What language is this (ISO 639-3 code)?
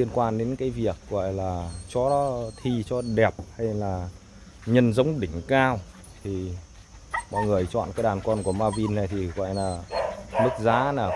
vie